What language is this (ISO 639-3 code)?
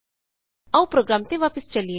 pan